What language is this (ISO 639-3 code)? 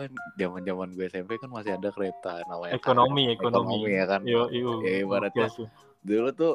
ind